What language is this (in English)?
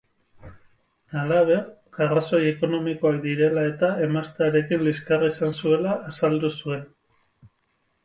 Basque